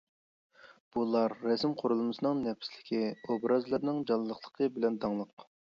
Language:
Uyghur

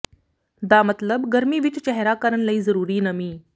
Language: Punjabi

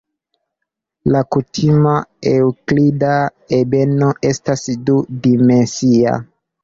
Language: Esperanto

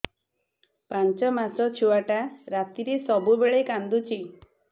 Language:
Odia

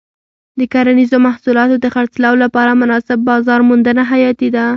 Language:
Pashto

